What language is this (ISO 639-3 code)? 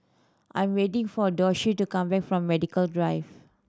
eng